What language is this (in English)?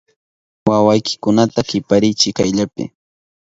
Southern Pastaza Quechua